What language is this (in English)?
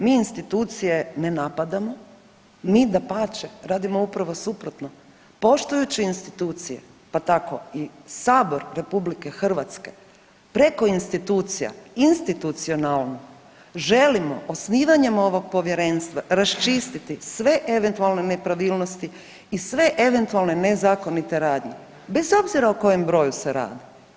Croatian